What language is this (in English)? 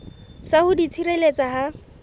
Southern Sotho